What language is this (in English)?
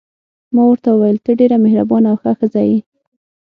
Pashto